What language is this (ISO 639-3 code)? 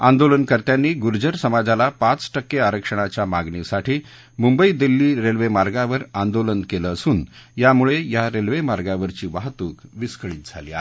mar